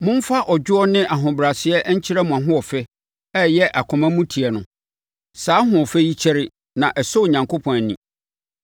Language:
Akan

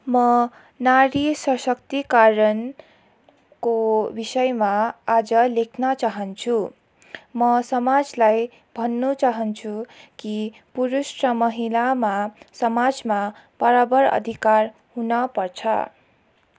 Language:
Nepali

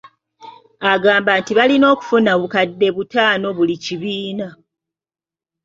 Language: Ganda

